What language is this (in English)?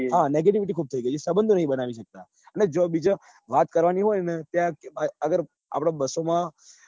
Gujarati